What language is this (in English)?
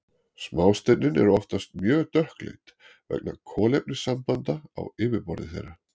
Icelandic